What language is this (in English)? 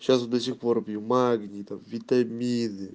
Russian